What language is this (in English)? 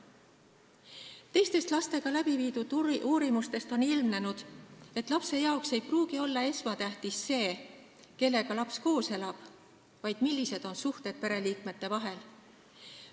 Estonian